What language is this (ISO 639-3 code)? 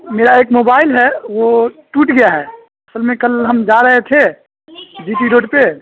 urd